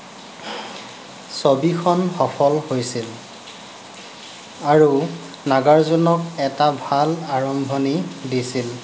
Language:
Assamese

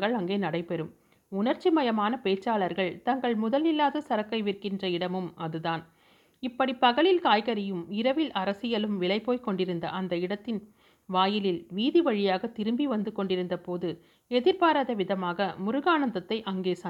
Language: Tamil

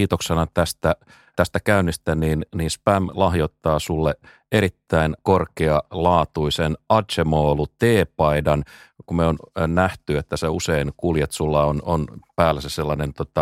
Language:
Finnish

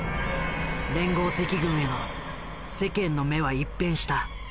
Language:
Japanese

